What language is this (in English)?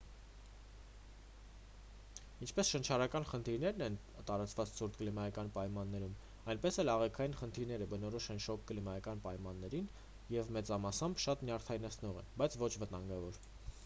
Armenian